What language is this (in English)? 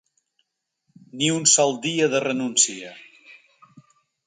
Catalan